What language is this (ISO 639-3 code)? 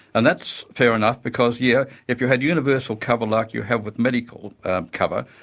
eng